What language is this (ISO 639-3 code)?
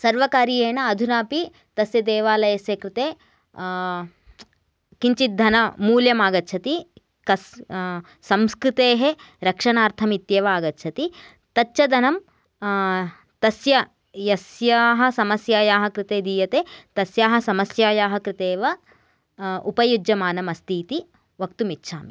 san